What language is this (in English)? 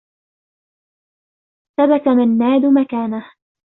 Arabic